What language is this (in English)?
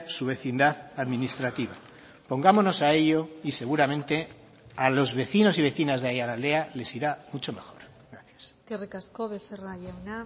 Spanish